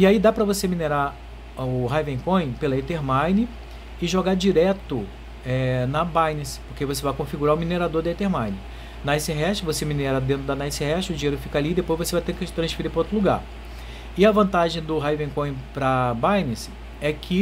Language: Portuguese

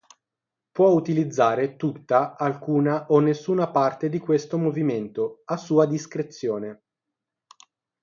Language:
Italian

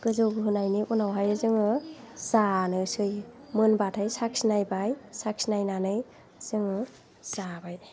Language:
Bodo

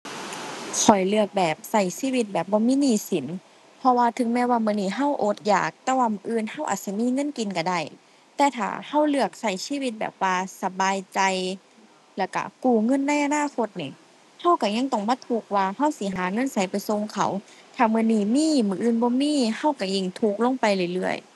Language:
Thai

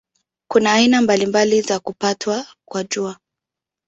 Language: Swahili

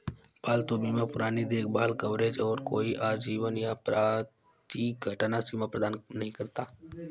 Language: Hindi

